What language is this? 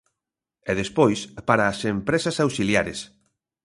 Galician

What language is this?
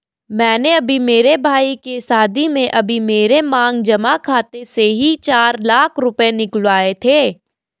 Hindi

